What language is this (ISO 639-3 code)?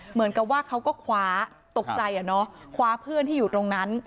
tha